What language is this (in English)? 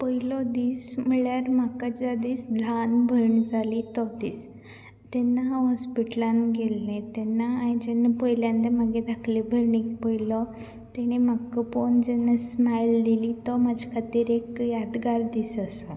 Konkani